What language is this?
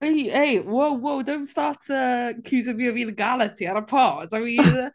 Welsh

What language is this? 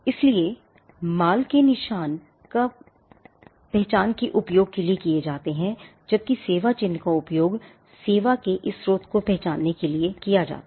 Hindi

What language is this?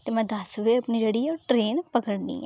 Dogri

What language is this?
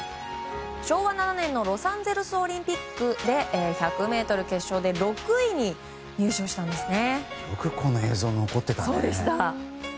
Japanese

